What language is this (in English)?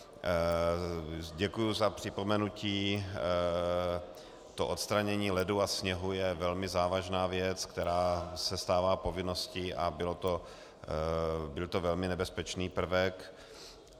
Czech